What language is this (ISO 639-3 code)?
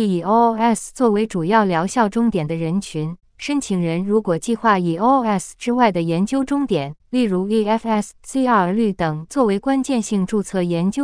zho